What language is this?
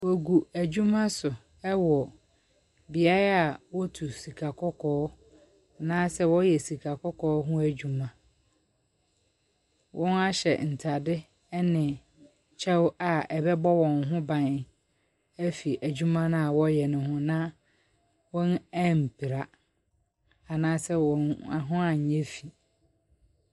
Akan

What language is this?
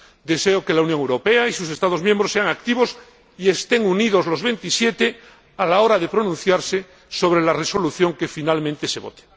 Spanish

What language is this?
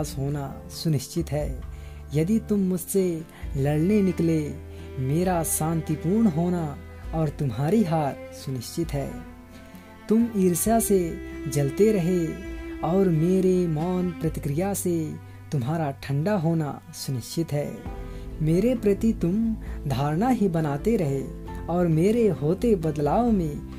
Hindi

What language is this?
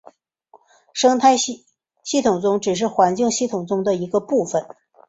Chinese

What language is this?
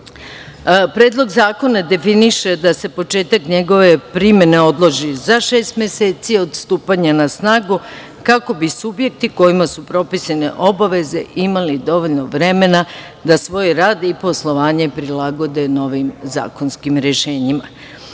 Serbian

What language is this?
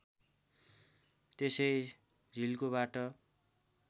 Nepali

